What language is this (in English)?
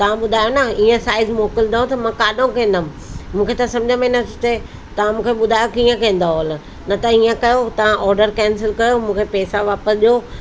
Sindhi